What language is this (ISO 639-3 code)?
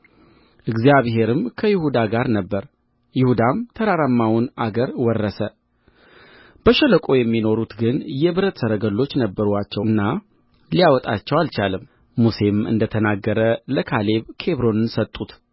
amh